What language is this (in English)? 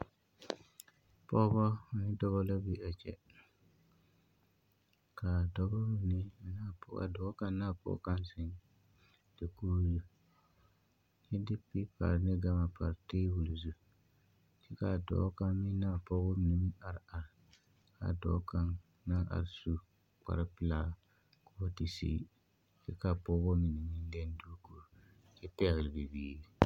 Southern Dagaare